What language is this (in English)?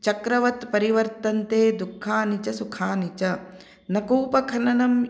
Sanskrit